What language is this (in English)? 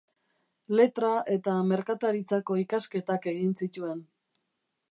Basque